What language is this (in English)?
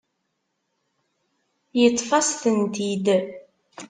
Kabyle